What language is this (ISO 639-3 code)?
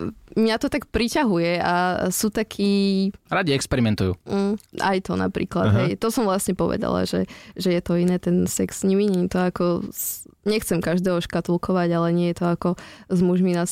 slk